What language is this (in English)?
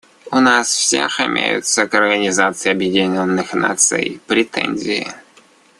Russian